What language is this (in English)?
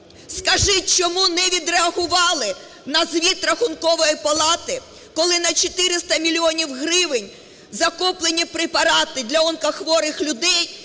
Ukrainian